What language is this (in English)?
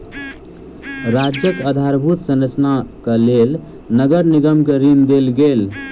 Maithili